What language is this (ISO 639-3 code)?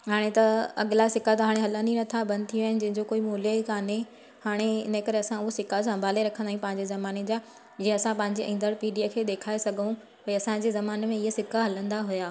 snd